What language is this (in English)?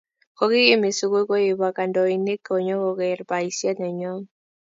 Kalenjin